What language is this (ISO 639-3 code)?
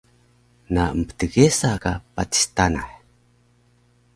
trv